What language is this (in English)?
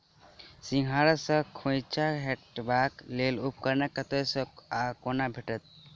Maithili